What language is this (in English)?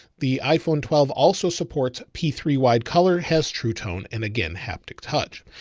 English